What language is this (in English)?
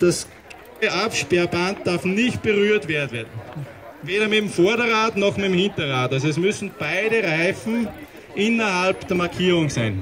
German